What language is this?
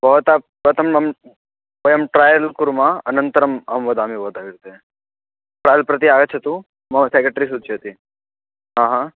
Sanskrit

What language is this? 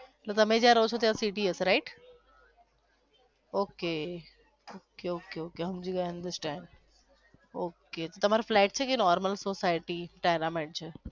Gujarati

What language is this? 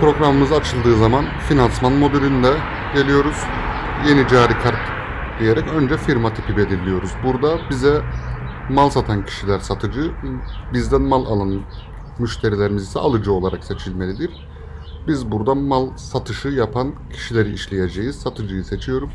Turkish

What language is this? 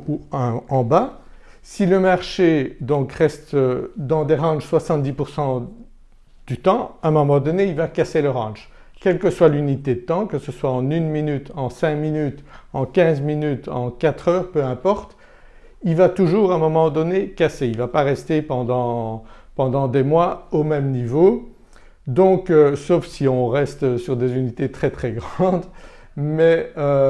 French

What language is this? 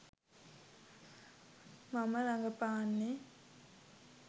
Sinhala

